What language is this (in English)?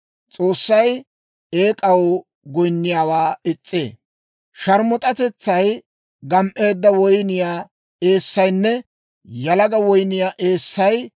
Dawro